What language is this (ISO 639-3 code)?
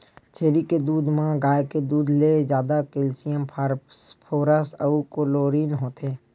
hne